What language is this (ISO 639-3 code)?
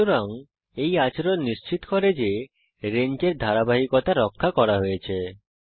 ben